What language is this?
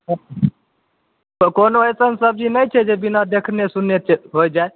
Maithili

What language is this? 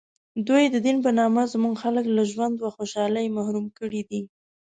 Pashto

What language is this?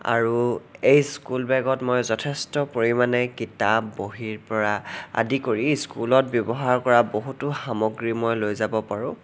Assamese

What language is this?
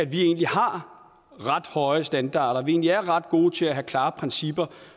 Danish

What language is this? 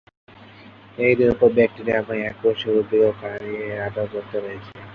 Bangla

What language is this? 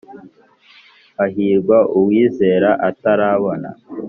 Kinyarwanda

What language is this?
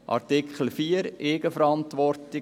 Swiss German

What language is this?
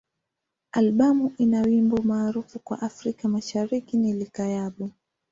Swahili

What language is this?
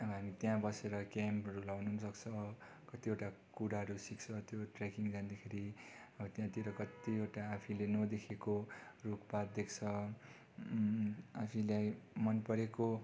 Nepali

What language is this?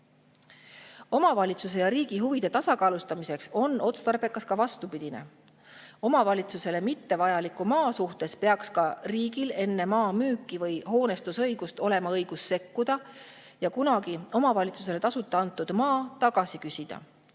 Estonian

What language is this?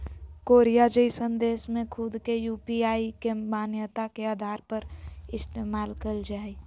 Magahi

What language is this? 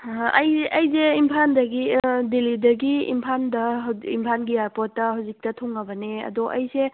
Manipuri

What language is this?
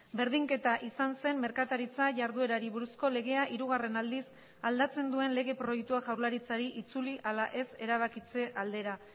Basque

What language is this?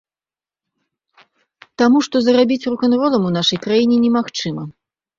Belarusian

